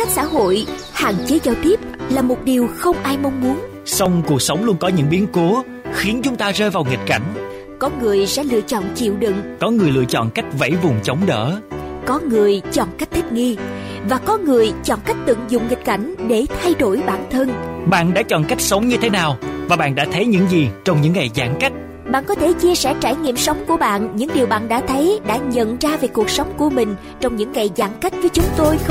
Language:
Vietnamese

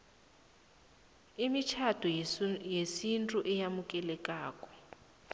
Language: South Ndebele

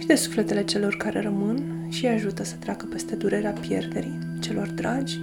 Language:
Romanian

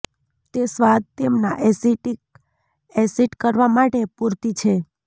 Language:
Gujarati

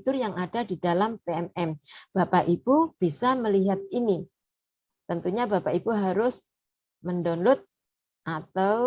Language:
Indonesian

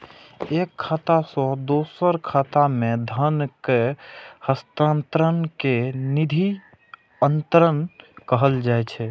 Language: Maithili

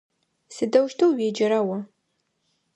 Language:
Adyghe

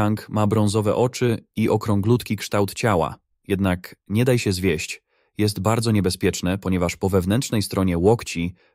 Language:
Polish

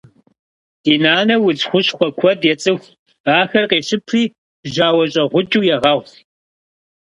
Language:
Kabardian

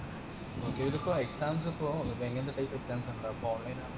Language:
Malayalam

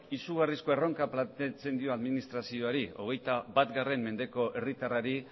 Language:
Basque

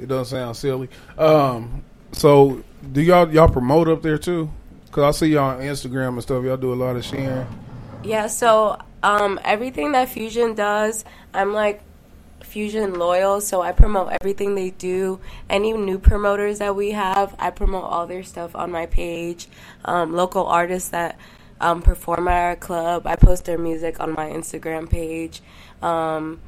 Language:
English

